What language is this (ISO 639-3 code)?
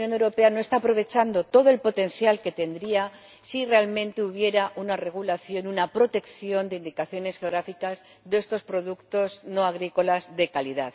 spa